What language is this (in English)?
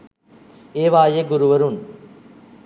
Sinhala